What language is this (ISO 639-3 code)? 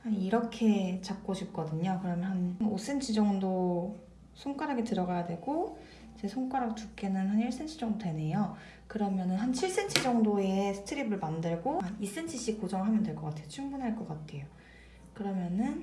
kor